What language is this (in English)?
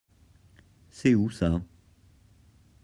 French